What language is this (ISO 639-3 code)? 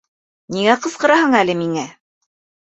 bak